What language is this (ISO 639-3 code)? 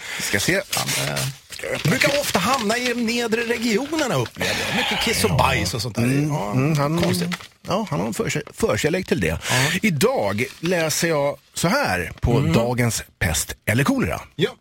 swe